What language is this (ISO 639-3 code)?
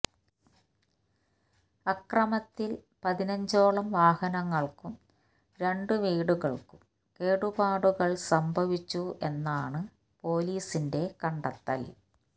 mal